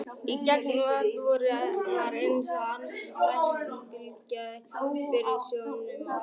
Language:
Icelandic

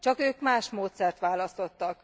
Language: Hungarian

